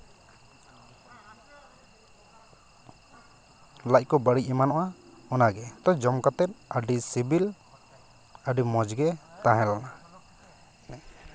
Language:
Santali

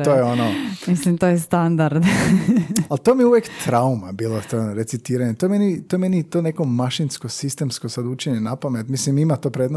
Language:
Croatian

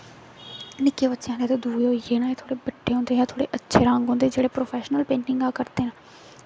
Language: Dogri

